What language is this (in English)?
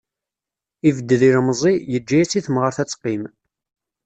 Kabyle